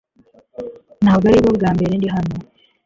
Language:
Kinyarwanda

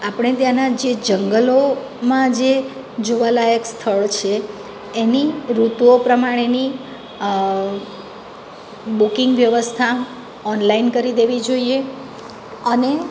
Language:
Gujarati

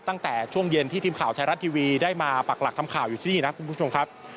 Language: Thai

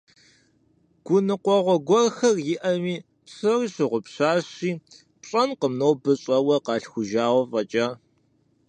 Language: Kabardian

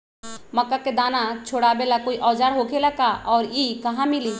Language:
Magahi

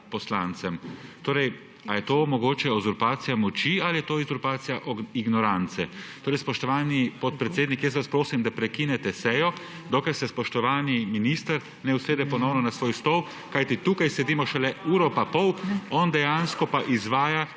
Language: Slovenian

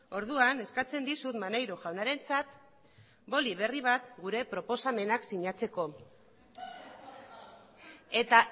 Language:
Basque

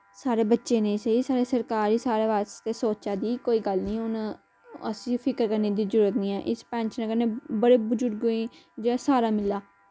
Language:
Dogri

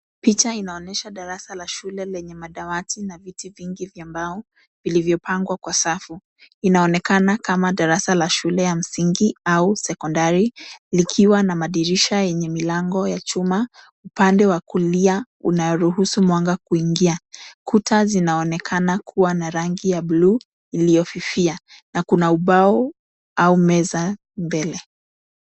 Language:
Swahili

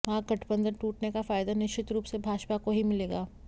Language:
Hindi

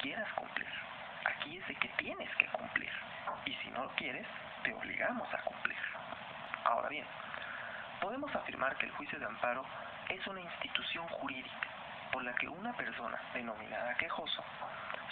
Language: Spanish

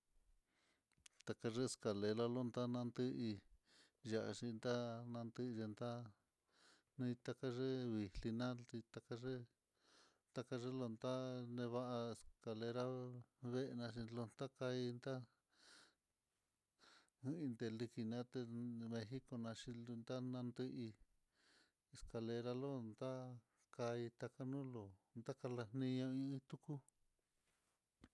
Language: Mitlatongo Mixtec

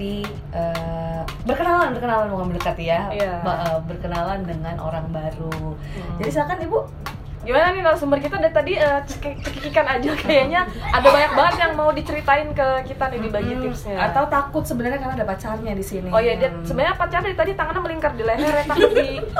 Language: Indonesian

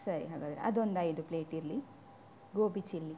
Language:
Kannada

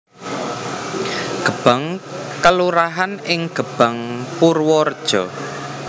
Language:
Javanese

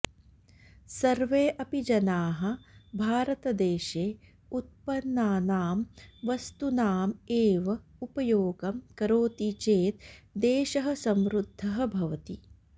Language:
Sanskrit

